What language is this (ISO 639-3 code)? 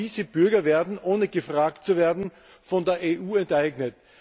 deu